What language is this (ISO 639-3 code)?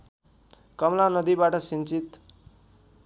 nep